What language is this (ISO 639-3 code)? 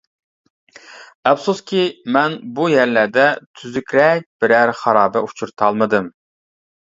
uig